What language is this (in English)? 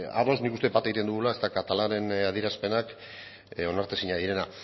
Basque